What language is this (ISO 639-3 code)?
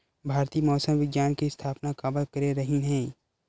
hne